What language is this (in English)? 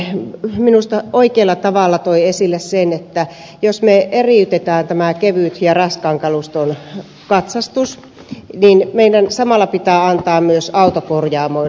Finnish